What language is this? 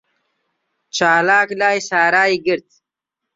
Central Kurdish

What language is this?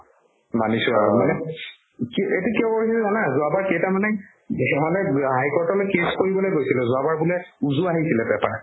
Assamese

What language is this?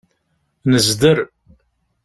Kabyle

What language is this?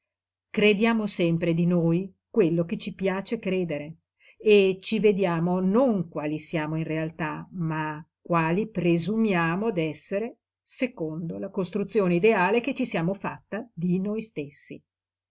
Italian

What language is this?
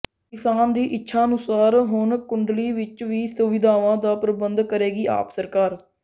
Punjabi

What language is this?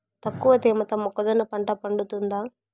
Telugu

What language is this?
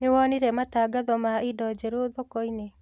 Kikuyu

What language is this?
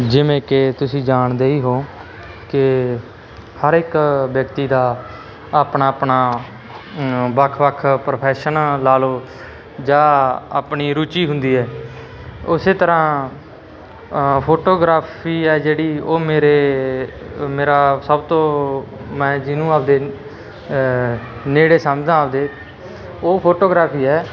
Punjabi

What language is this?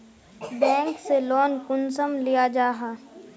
Magahi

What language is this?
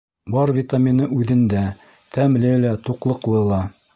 Bashkir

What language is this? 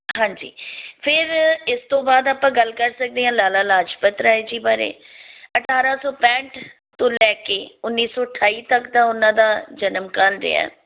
Punjabi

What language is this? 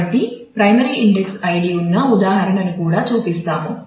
Telugu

